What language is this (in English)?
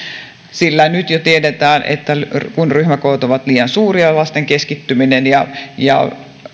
Finnish